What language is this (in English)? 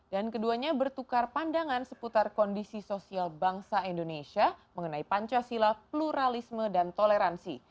Indonesian